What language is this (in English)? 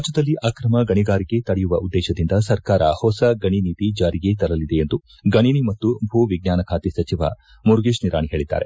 Kannada